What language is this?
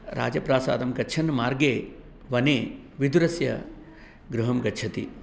Sanskrit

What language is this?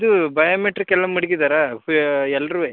Kannada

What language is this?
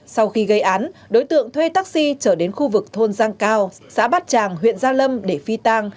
Vietnamese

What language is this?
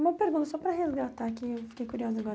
Portuguese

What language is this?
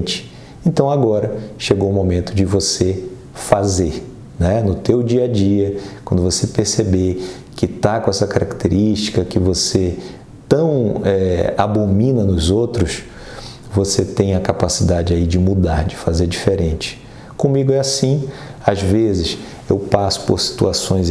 Portuguese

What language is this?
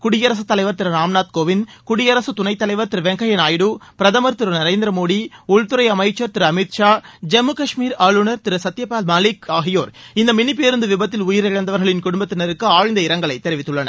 Tamil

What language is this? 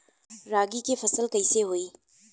Bhojpuri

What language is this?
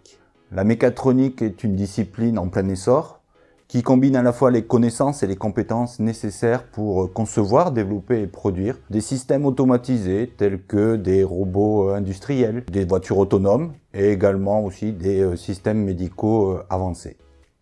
French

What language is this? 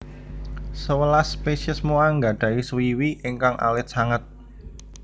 Javanese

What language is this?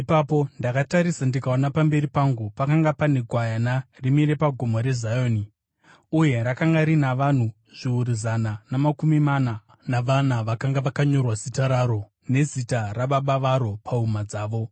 Shona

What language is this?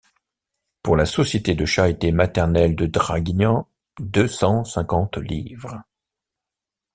French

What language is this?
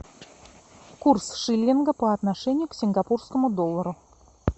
Russian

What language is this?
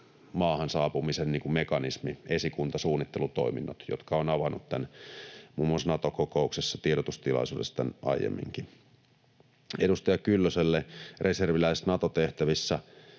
Finnish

